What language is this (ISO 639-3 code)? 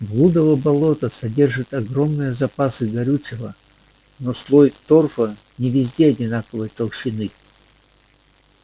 rus